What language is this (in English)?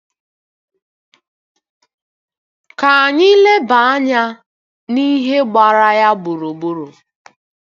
Igbo